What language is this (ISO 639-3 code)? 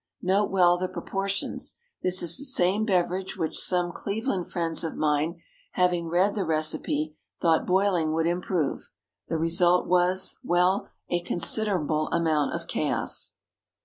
eng